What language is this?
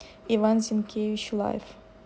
Russian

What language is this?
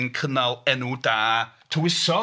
Welsh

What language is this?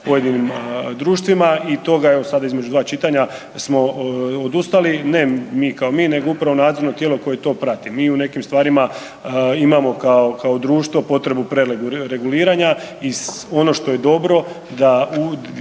Croatian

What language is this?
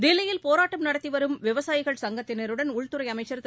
Tamil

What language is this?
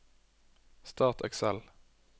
Norwegian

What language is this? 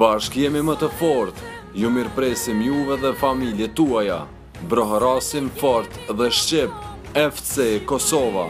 Portuguese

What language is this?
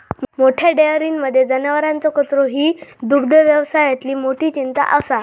Marathi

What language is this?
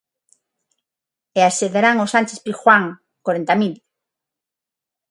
Galician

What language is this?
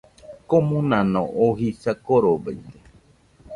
Nüpode Huitoto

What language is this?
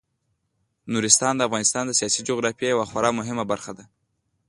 Pashto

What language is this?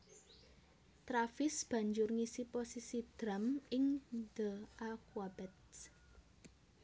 Javanese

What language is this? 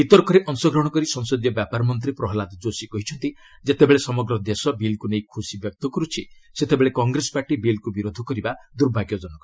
Odia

